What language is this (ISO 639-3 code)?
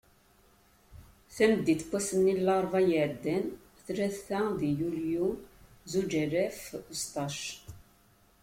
kab